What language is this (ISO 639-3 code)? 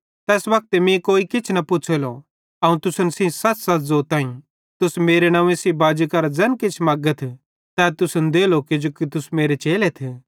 bhd